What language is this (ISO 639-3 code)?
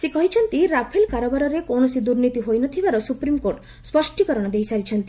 ori